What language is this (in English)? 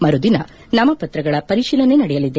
Kannada